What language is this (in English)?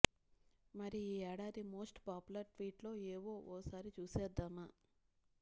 Telugu